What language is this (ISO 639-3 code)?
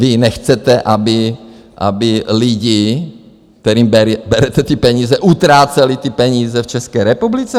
ces